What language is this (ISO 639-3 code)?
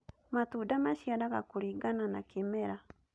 kik